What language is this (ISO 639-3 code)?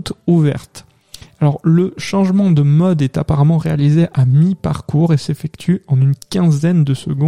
fra